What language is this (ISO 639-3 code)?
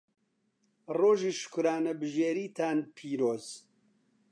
ckb